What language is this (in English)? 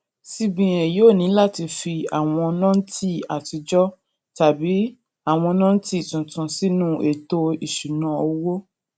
Yoruba